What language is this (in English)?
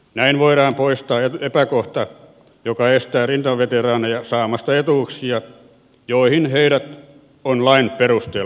Finnish